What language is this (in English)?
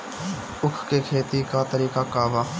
Bhojpuri